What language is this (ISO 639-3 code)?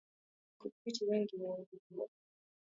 swa